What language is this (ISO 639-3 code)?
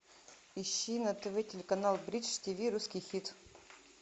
rus